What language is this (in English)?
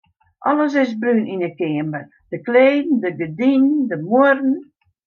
Western Frisian